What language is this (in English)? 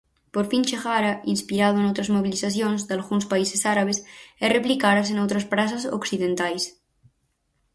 Galician